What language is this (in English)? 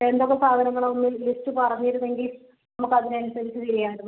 Malayalam